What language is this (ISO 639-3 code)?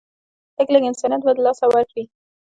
pus